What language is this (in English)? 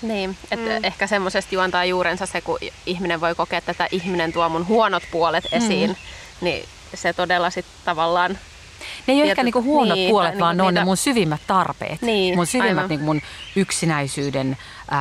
Finnish